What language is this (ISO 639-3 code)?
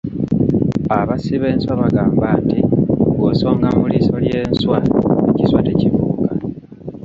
lug